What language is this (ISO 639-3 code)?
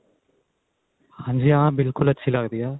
pan